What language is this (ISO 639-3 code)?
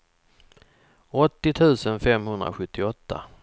swe